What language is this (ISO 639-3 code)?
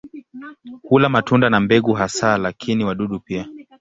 swa